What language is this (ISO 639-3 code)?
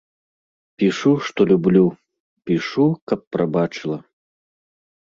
bel